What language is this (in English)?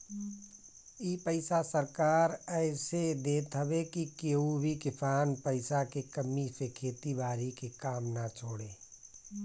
Bhojpuri